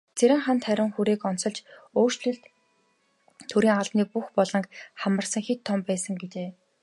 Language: Mongolian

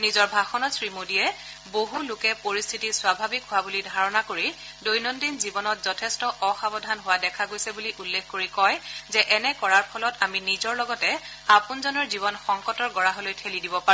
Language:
Assamese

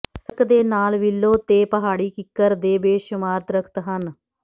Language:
Punjabi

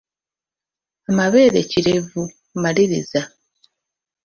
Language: Ganda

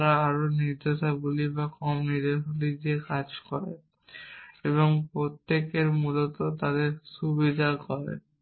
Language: Bangla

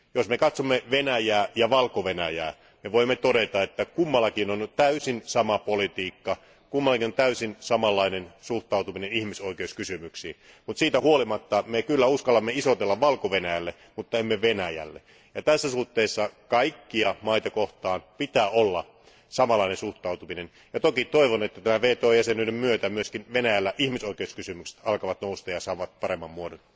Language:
Finnish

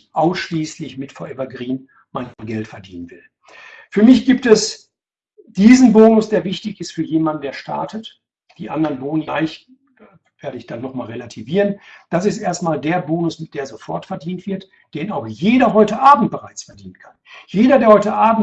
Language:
German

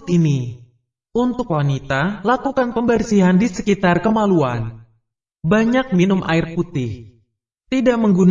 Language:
Indonesian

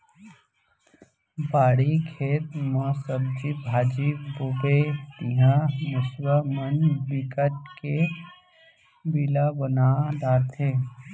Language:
Chhattisgarhi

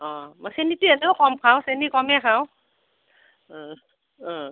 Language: Assamese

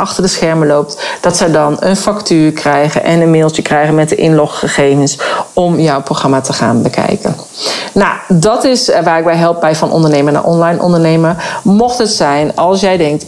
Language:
Dutch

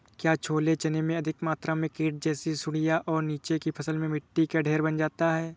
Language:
Hindi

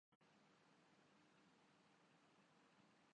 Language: Urdu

